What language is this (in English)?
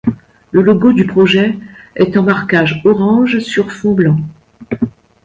French